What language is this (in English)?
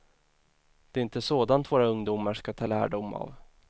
Swedish